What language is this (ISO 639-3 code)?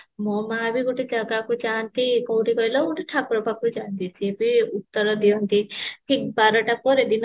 ori